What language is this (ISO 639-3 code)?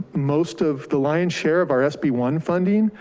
eng